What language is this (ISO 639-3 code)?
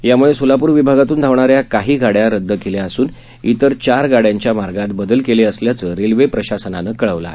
mar